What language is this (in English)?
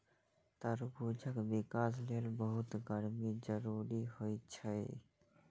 Maithili